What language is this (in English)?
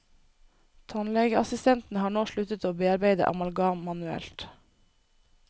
Norwegian